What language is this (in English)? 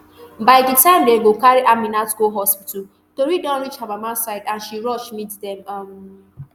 Nigerian Pidgin